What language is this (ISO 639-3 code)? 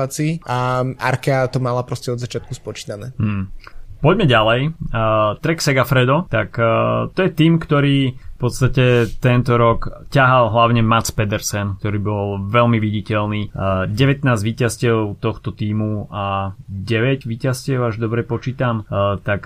slk